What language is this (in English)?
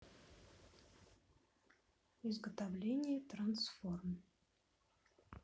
Russian